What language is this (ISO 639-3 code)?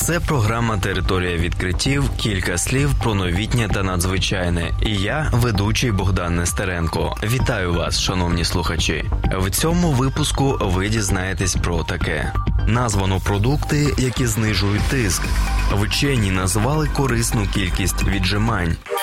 ukr